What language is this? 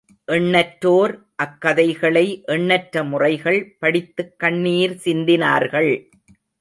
Tamil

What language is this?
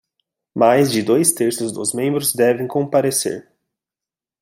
Portuguese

